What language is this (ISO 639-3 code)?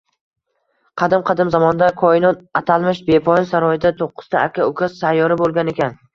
uzb